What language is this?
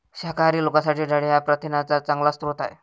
Marathi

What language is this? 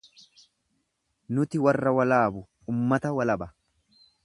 Oromo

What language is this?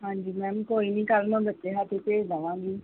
Punjabi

